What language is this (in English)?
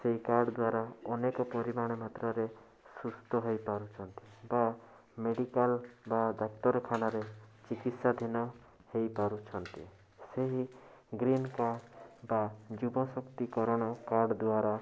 Odia